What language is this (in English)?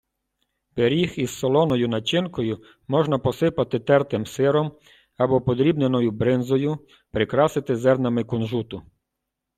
Ukrainian